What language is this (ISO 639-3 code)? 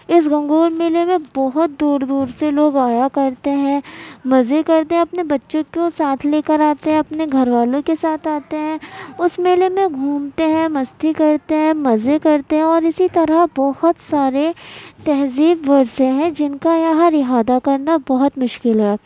urd